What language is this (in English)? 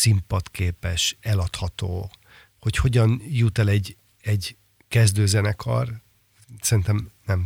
Hungarian